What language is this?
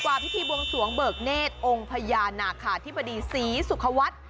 Thai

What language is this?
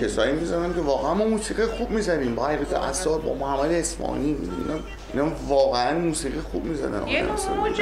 Persian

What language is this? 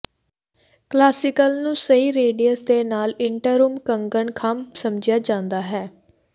Punjabi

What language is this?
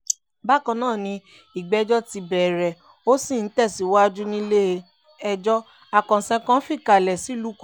Yoruba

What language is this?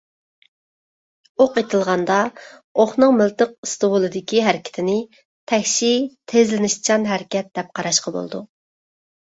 Uyghur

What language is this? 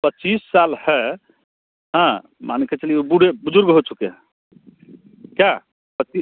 Hindi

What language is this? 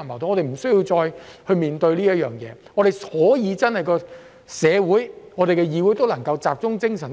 Cantonese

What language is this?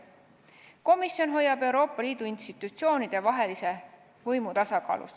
Estonian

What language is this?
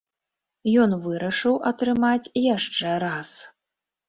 Belarusian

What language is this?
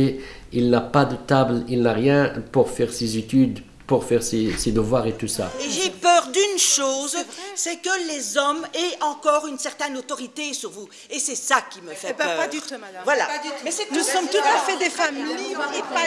French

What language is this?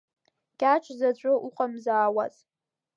Abkhazian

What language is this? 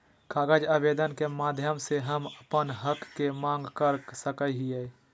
Magahi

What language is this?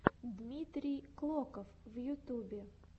Russian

